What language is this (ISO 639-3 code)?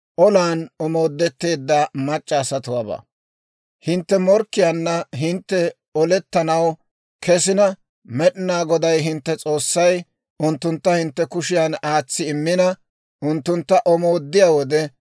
dwr